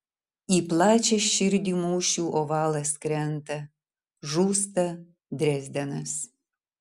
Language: Lithuanian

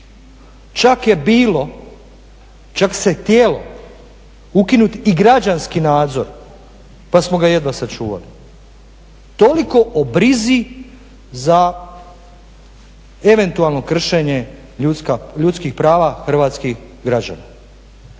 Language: Croatian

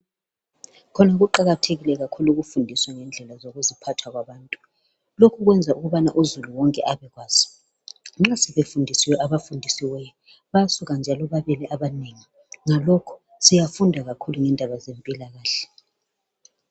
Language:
North Ndebele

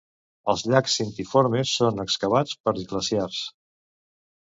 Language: Catalan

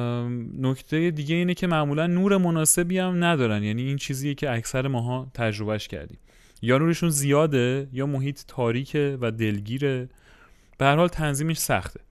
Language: Persian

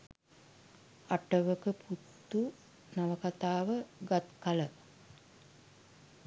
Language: Sinhala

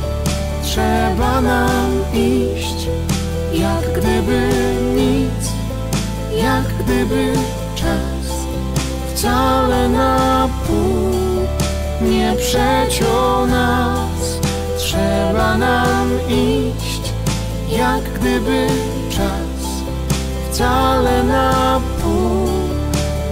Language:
Polish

